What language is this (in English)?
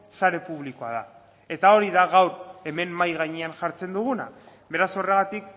Basque